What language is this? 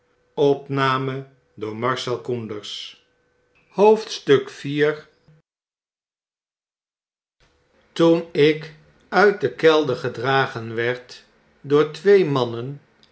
Dutch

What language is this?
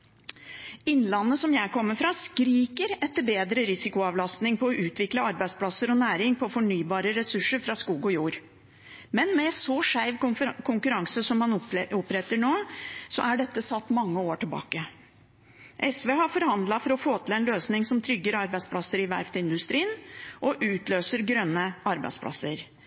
Norwegian Bokmål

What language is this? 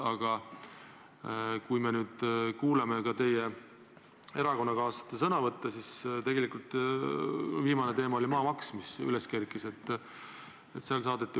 Estonian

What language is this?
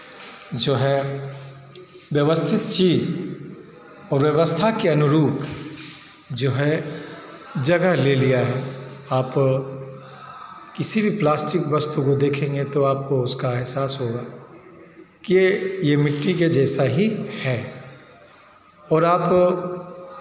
Hindi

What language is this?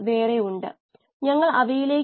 Malayalam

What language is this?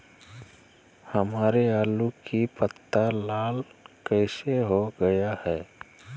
Magahi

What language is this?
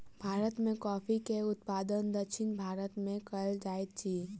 Maithili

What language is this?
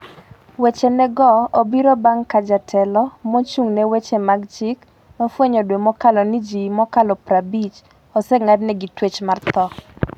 Luo (Kenya and Tanzania)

